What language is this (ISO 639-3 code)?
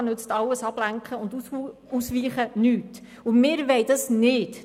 gsw